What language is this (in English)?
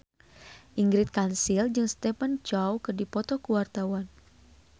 Sundanese